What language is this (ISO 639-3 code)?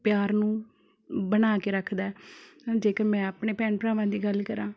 pan